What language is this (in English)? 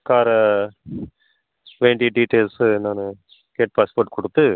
Tamil